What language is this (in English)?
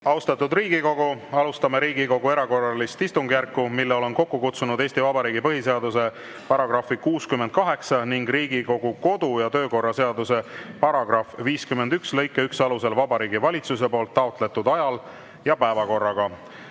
Estonian